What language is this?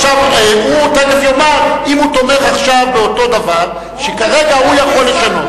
Hebrew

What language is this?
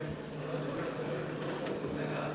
Hebrew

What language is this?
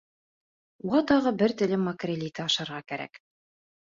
Bashkir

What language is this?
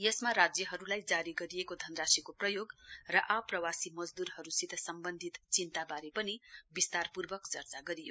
Nepali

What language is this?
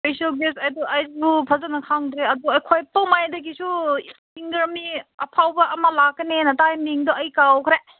Manipuri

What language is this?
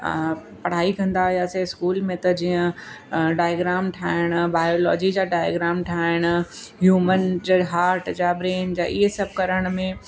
Sindhi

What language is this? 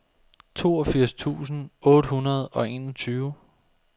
Danish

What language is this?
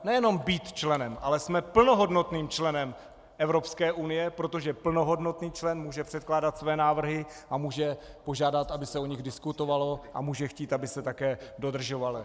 Czech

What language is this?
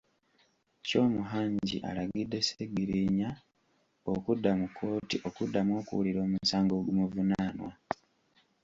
Ganda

